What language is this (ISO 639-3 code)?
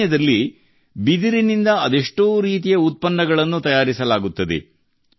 kan